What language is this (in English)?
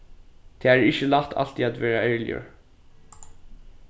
Faroese